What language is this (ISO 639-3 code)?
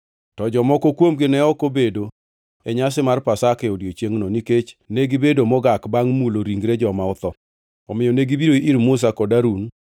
luo